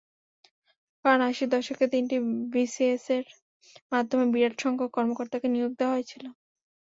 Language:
Bangla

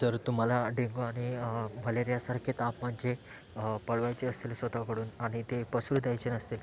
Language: Marathi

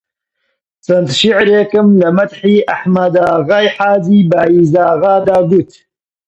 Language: Central Kurdish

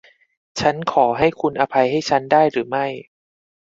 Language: Thai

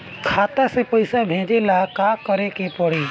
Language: Bhojpuri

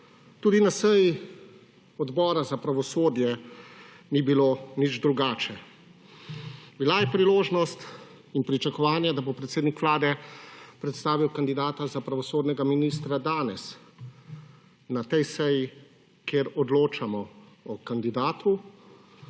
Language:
Slovenian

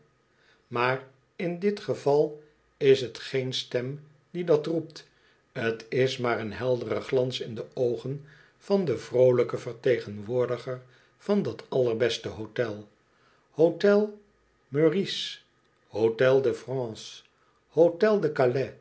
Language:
Dutch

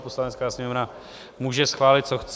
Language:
Czech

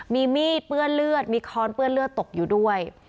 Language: Thai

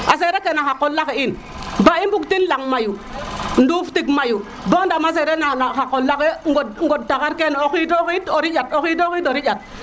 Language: Serer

